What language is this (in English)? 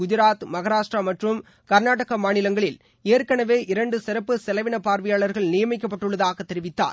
Tamil